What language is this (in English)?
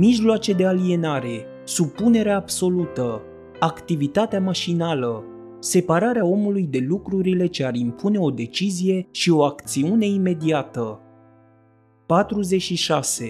Romanian